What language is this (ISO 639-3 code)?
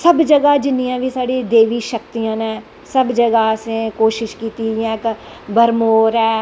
doi